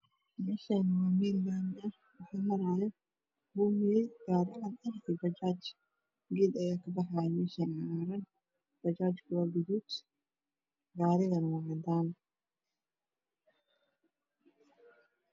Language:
Somali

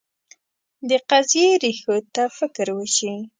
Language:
Pashto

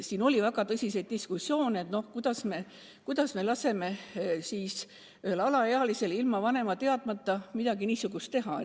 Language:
Estonian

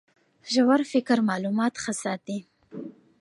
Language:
Pashto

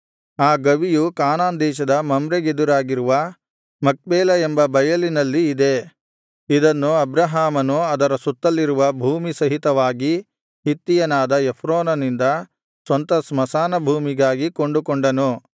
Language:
Kannada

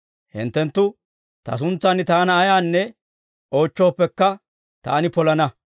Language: Dawro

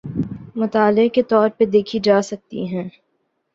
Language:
Urdu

